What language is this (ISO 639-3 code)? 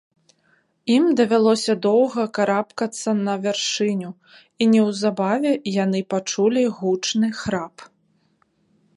bel